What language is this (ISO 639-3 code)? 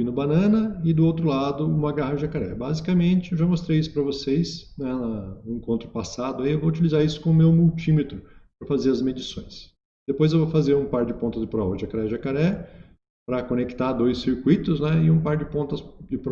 por